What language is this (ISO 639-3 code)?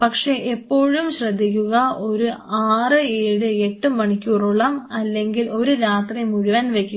mal